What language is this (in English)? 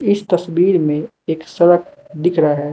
Hindi